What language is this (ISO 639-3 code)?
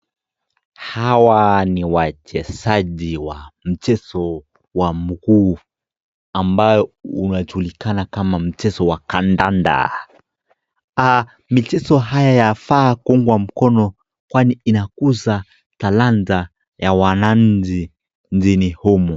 swa